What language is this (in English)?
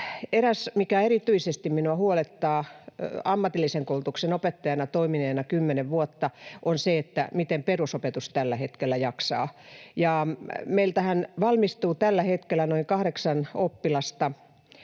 Finnish